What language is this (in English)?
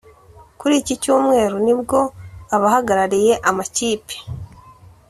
Kinyarwanda